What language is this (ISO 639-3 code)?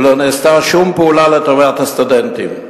heb